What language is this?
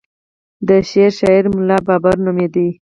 Pashto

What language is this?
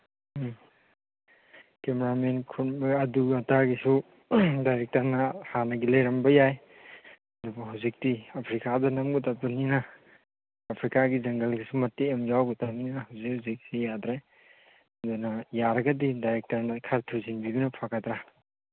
Manipuri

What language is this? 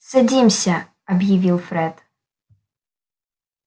Russian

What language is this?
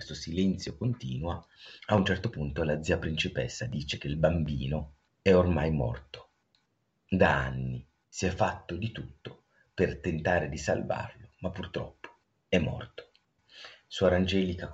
Italian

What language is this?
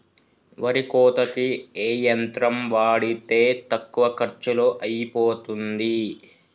Telugu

